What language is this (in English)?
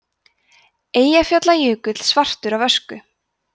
Icelandic